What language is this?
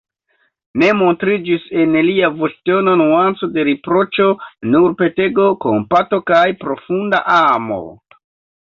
Esperanto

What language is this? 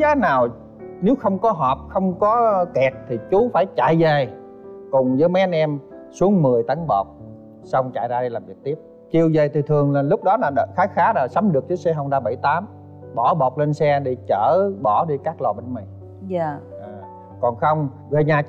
Vietnamese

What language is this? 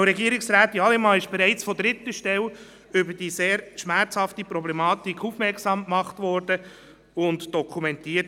Swiss German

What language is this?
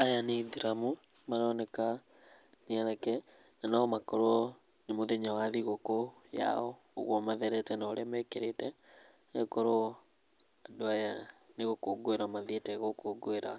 Kikuyu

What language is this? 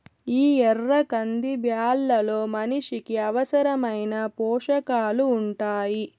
Telugu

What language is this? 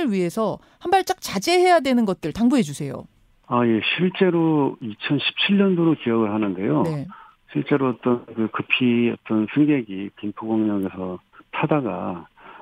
Korean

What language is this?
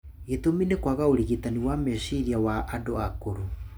Kikuyu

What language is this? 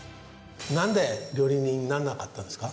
Japanese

